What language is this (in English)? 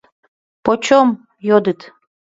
Mari